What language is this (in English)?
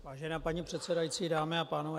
Czech